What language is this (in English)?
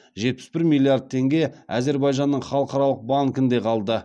Kazakh